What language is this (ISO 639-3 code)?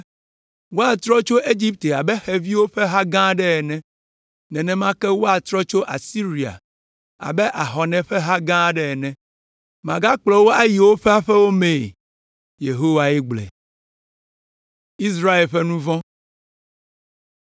ewe